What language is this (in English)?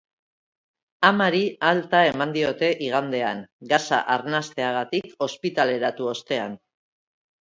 Basque